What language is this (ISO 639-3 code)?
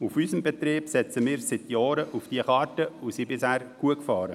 gsw